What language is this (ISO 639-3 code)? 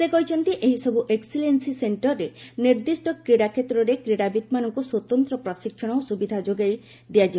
ori